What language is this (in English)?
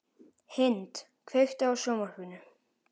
Icelandic